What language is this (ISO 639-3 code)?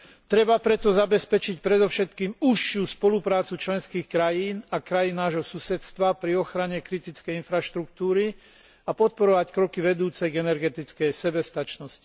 slk